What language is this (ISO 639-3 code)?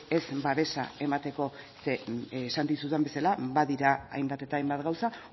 eus